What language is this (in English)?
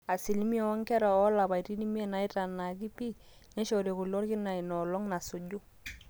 Masai